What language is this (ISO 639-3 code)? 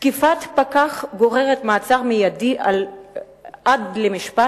heb